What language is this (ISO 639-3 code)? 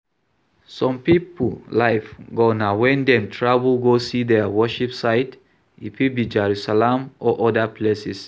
pcm